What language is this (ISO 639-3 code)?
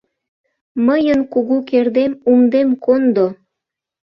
chm